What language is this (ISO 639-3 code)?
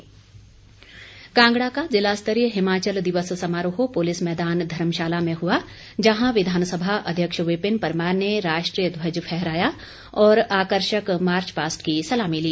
hin